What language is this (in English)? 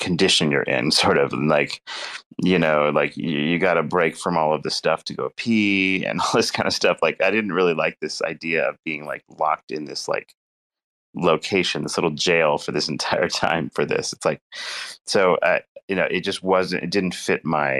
English